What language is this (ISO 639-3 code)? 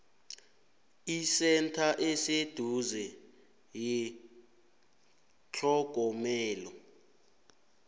nbl